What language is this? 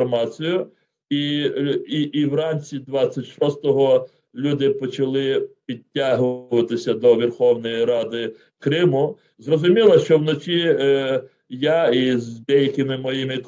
Ukrainian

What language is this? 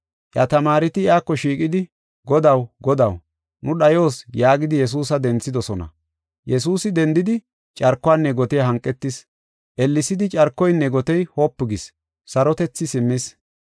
Gofa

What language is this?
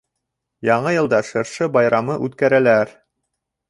Bashkir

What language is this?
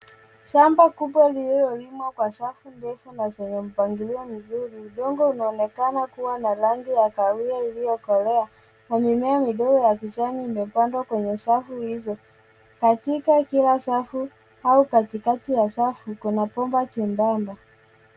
Swahili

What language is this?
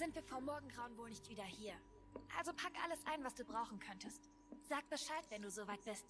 German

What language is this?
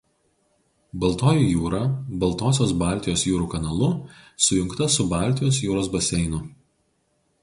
Lithuanian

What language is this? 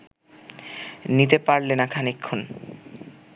Bangla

